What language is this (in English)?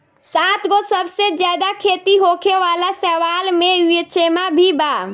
Bhojpuri